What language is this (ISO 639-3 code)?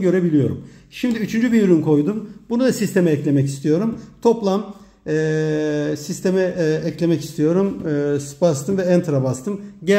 tur